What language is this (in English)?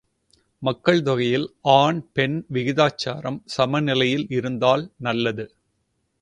Tamil